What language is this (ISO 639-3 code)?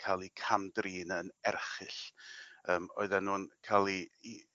cym